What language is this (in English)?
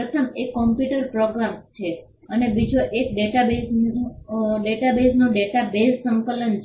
Gujarati